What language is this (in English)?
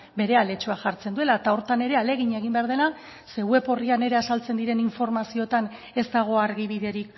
Basque